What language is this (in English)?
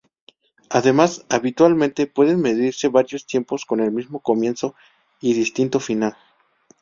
Spanish